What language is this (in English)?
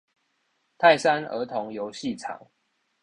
Chinese